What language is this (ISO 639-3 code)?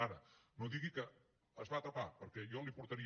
cat